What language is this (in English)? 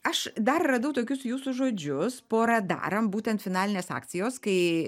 Lithuanian